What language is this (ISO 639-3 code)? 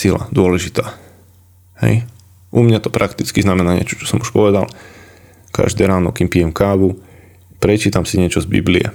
slk